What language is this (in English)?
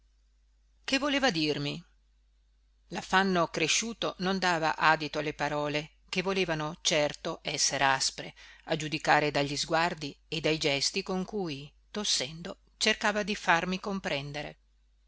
Italian